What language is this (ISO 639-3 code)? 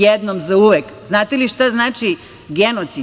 srp